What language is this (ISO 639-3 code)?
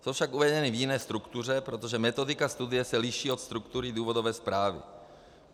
ces